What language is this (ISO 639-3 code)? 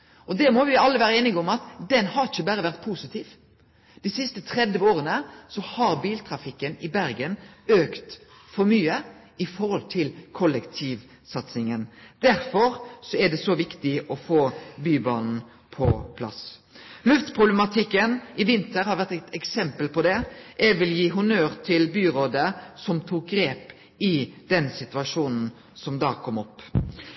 nno